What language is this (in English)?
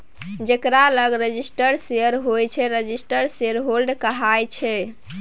Maithili